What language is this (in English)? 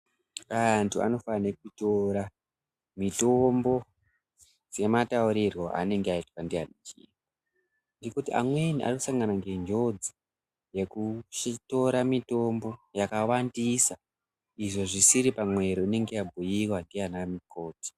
Ndau